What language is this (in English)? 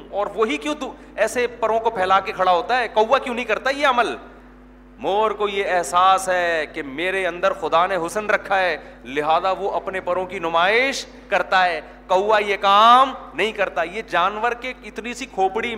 Urdu